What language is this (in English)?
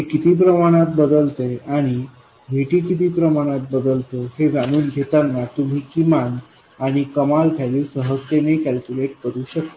Marathi